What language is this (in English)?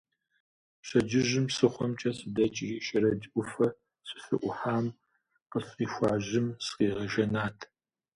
Kabardian